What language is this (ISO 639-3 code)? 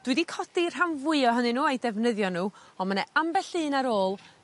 cym